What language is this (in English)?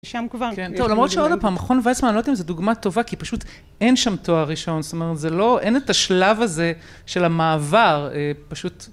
Hebrew